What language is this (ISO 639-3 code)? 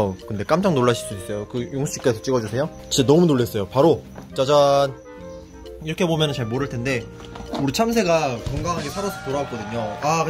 kor